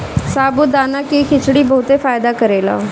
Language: Bhojpuri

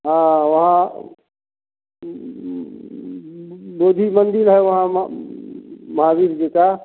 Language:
Hindi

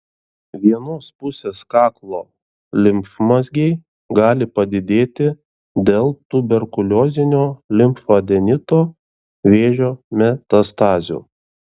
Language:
Lithuanian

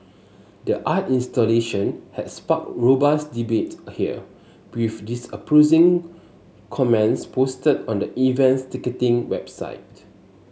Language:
English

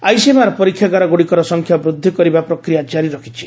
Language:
Odia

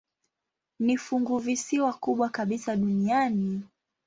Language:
Swahili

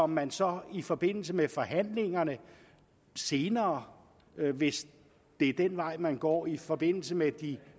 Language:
Danish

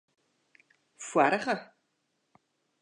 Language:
Western Frisian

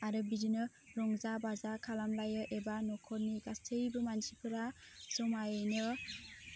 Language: Bodo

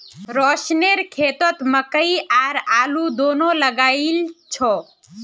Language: Magahi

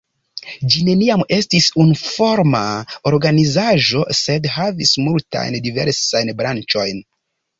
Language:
Esperanto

